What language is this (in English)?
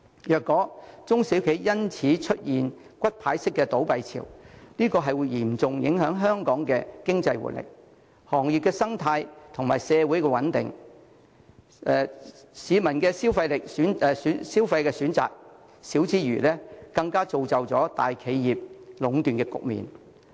Cantonese